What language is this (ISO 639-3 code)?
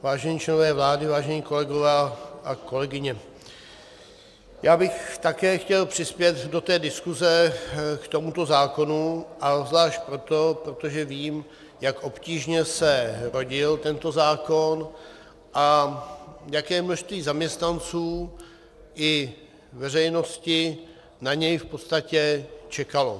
ces